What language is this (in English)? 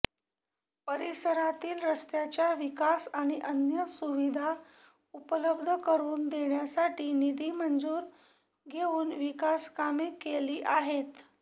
Marathi